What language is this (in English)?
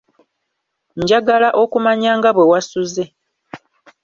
Ganda